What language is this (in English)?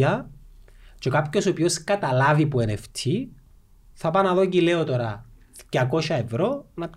Greek